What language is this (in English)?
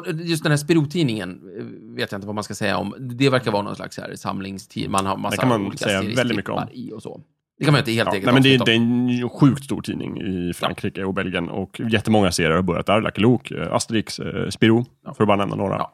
Swedish